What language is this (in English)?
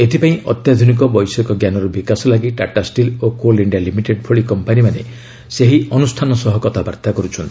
Odia